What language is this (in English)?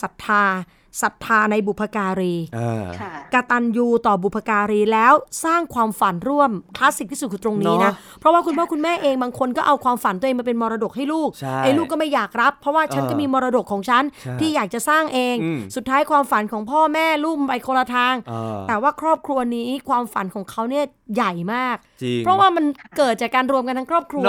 Thai